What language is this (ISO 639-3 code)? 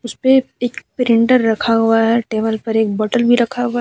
hin